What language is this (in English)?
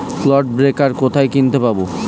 Bangla